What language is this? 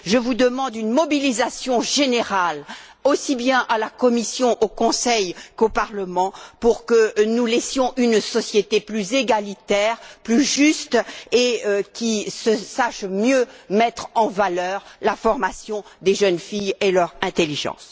French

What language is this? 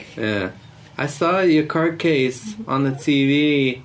Welsh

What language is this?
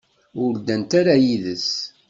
Kabyle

